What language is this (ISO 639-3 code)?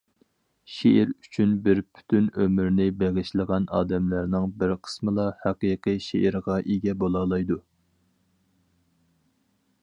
uig